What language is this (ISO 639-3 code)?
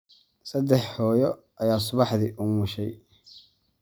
som